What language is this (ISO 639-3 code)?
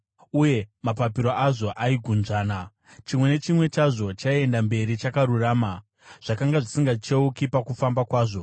sna